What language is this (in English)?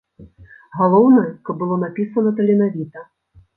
Belarusian